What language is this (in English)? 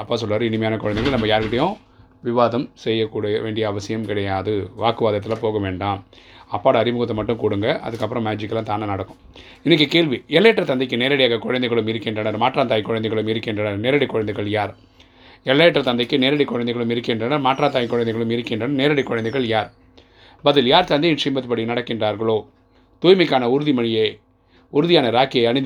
Tamil